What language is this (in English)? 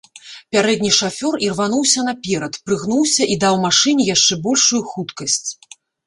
Belarusian